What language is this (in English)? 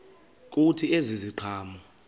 Xhosa